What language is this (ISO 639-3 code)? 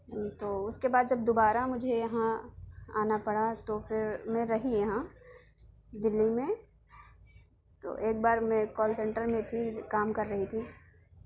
urd